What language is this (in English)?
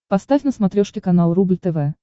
Russian